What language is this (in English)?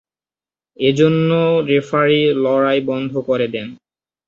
Bangla